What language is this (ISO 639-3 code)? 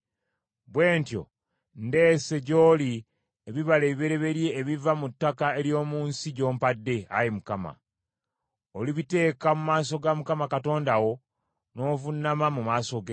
lug